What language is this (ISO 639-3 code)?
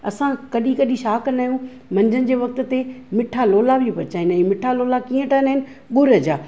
snd